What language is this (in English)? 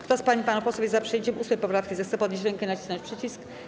Polish